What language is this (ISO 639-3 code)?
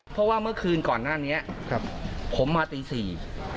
tha